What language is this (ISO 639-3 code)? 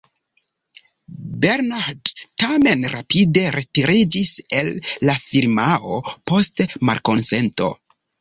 epo